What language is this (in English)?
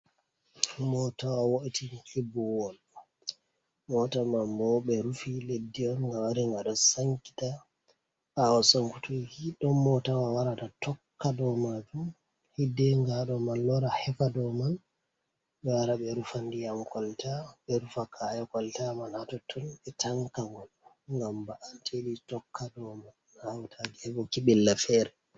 Fula